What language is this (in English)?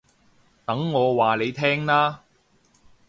Cantonese